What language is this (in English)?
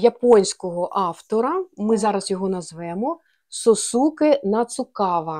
Ukrainian